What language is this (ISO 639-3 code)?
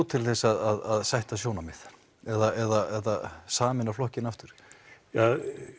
isl